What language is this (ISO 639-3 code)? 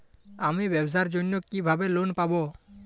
ben